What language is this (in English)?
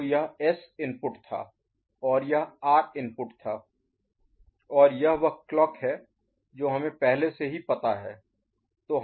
Hindi